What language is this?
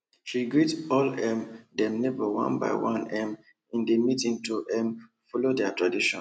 Nigerian Pidgin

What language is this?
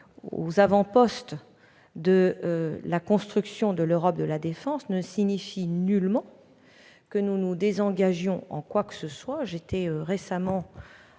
French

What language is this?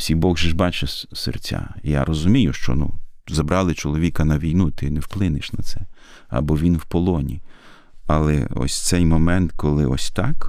Ukrainian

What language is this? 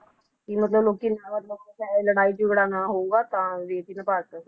Punjabi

